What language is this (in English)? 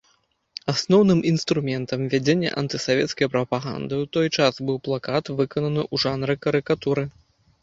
Belarusian